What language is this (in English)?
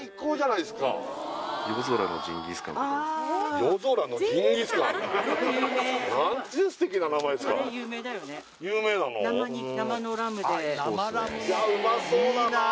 Japanese